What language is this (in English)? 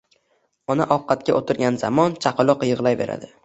Uzbek